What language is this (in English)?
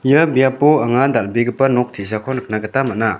Garo